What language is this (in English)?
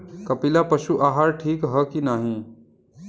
Bhojpuri